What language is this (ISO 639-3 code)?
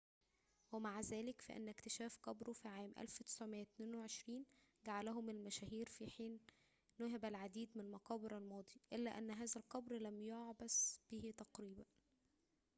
ara